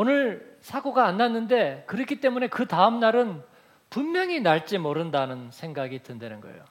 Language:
Korean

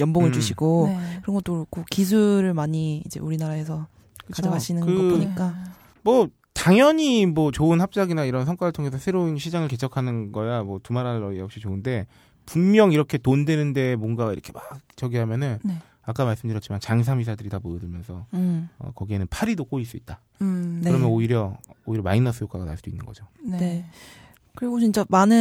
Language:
Korean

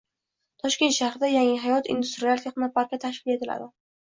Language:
Uzbek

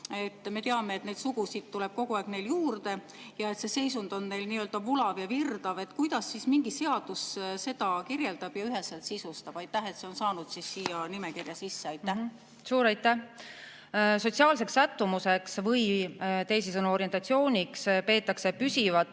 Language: Estonian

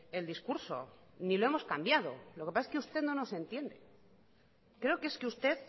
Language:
Spanish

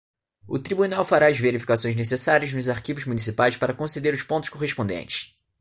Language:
Portuguese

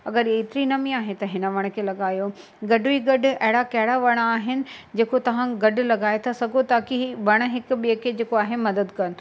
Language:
Sindhi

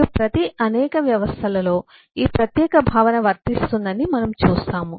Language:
Telugu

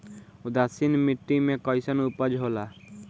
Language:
Bhojpuri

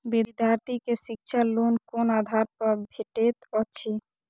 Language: Maithili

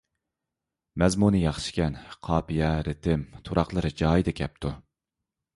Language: Uyghur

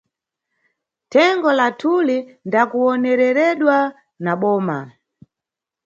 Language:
Nyungwe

